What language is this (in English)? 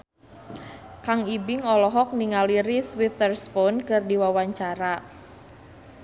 Sundanese